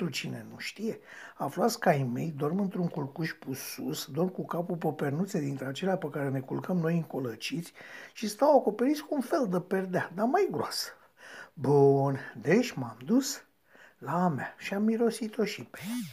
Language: Romanian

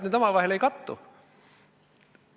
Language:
Estonian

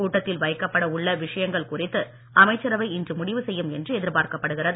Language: Tamil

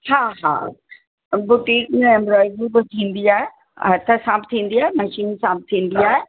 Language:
Sindhi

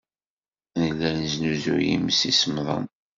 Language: Kabyle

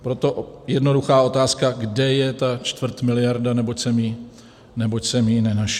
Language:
Czech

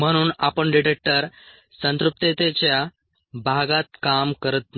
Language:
Marathi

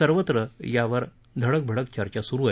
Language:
Marathi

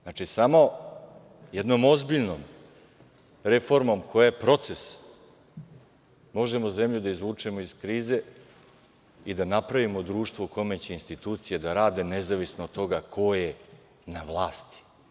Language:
Serbian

